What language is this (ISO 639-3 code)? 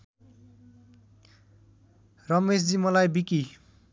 nep